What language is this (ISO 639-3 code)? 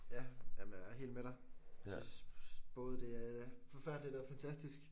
dan